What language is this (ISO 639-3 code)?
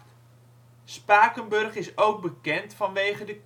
nld